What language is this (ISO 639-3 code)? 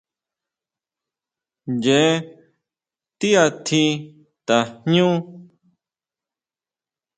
mau